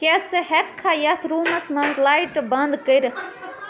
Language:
Kashmiri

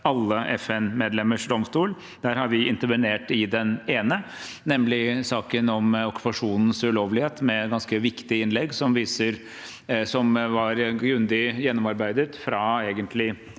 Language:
Norwegian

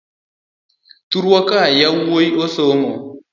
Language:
Luo (Kenya and Tanzania)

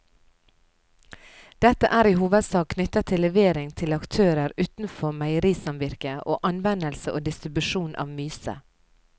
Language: Norwegian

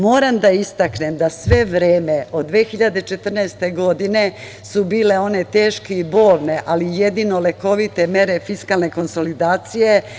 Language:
Serbian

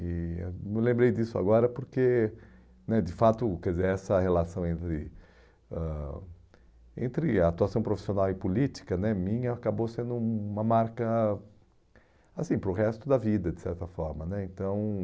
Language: Portuguese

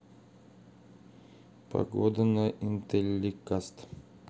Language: Russian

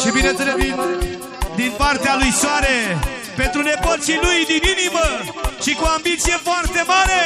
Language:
Romanian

